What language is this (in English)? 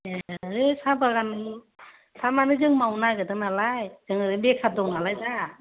Bodo